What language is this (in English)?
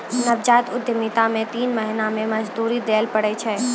Maithili